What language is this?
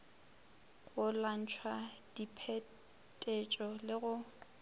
Northern Sotho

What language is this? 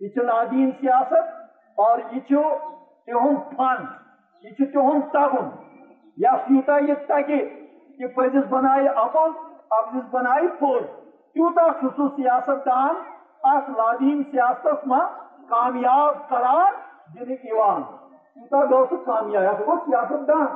Urdu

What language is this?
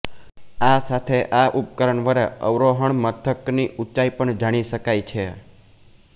Gujarati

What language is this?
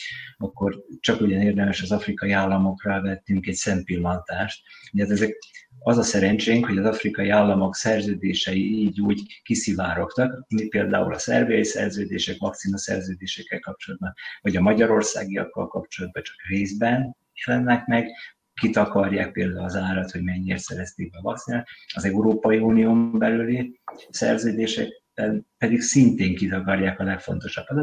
Hungarian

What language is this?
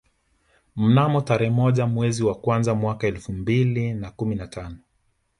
Swahili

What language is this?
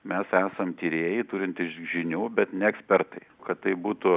Lithuanian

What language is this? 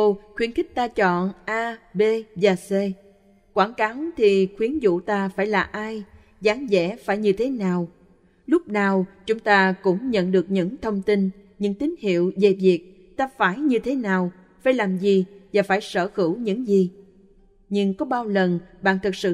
Vietnamese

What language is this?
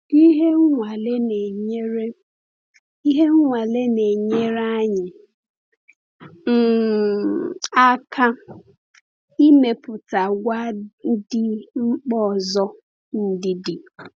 Igbo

